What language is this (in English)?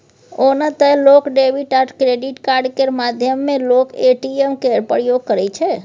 Maithili